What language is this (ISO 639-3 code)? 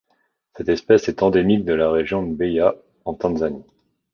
fra